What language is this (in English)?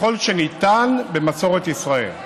Hebrew